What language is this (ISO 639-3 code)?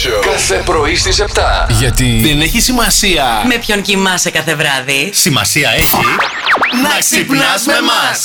ell